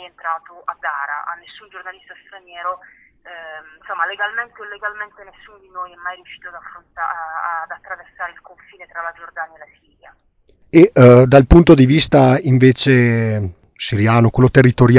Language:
Italian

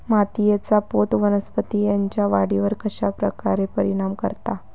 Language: Marathi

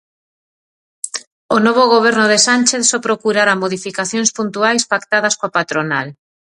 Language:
Galician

